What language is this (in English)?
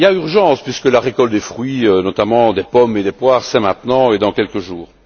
French